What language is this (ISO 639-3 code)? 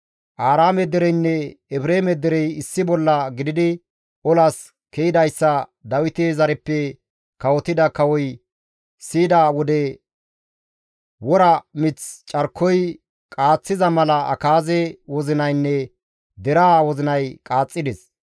gmv